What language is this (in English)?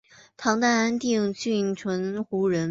Chinese